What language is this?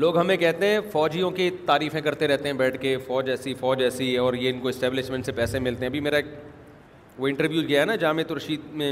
Urdu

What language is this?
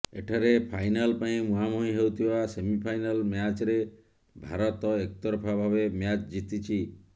Odia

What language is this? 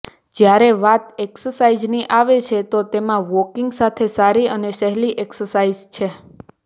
Gujarati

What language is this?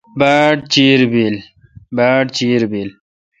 Kalkoti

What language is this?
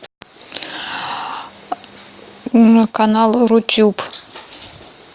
Russian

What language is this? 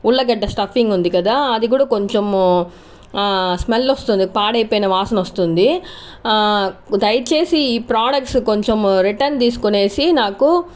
Telugu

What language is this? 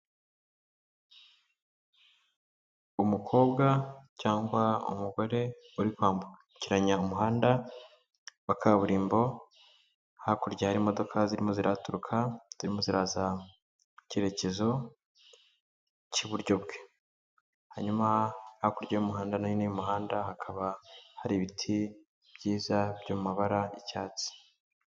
Kinyarwanda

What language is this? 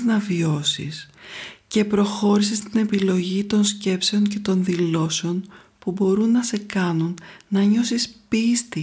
Greek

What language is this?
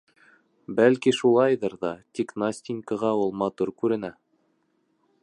Bashkir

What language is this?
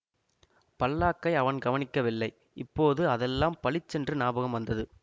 Tamil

